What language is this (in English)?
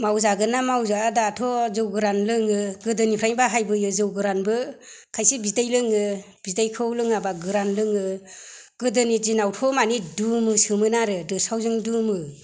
Bodo